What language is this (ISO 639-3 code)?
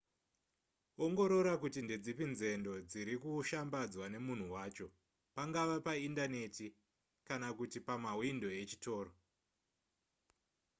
sna